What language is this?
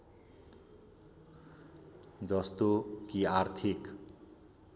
Nepali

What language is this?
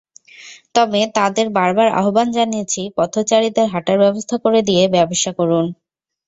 Bangla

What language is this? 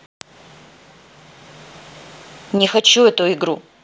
Russian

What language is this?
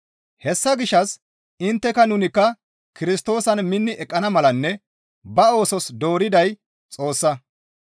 Gamo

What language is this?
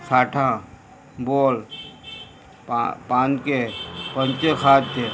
Konkani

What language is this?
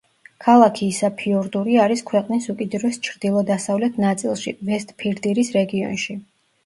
Georgian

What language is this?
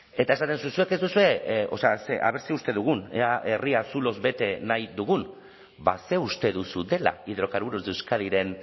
Basque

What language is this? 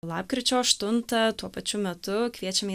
Lithuanian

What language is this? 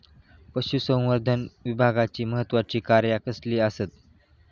Marathi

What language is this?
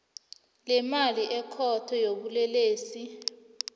South Ndebele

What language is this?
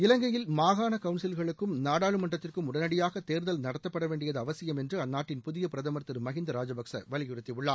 Tamil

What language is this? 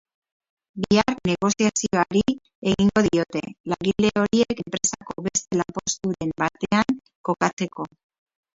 Basque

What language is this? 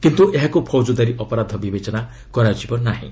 Odia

